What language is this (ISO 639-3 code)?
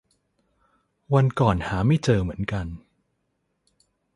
tha